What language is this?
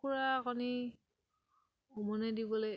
Assamese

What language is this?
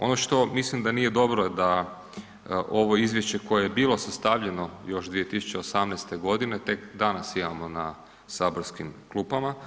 Croatian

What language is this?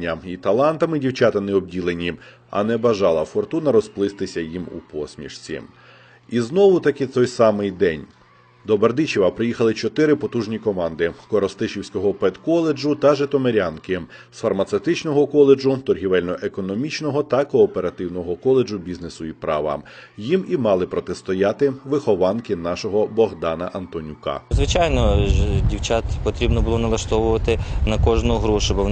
Ukrainian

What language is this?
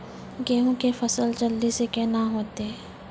Maithili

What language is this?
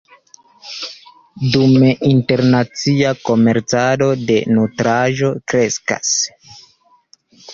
Esperanto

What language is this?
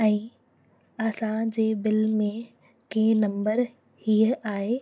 Sindhi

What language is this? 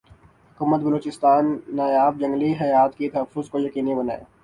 Urdu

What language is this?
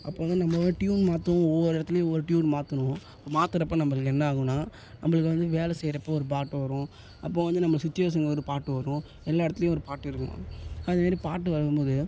Tamil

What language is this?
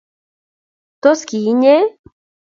Kalenjin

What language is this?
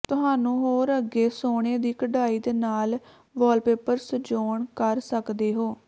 Punjabi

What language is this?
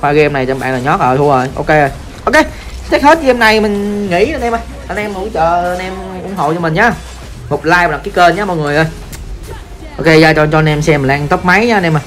Vietnamese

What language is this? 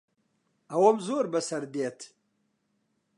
Central Kurdish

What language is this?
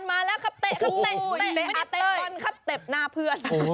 Thai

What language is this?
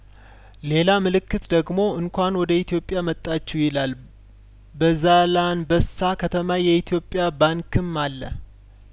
Amharic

